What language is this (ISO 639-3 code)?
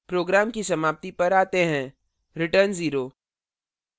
hin